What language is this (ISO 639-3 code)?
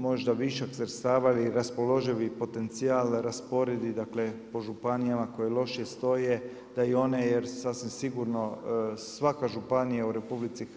hrv